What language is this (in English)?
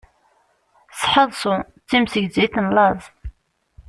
Kabyle